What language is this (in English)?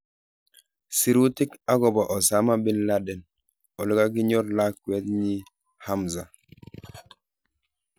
Kalenjin